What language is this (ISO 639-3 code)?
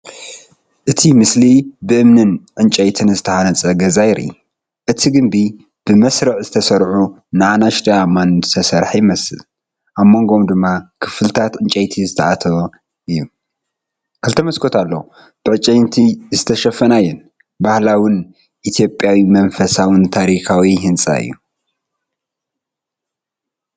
tir